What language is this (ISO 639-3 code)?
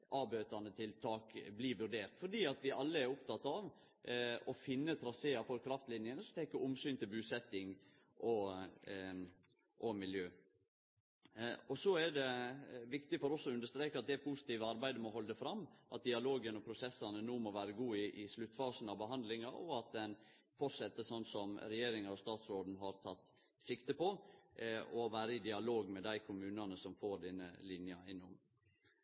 nno